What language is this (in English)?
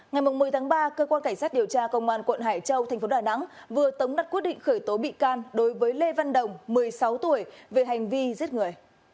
Vietnamese